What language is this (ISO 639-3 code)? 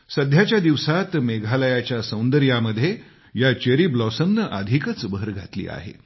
mar